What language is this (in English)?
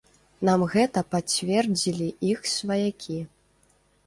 Belarusian